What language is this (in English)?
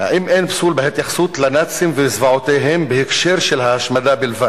Hebrew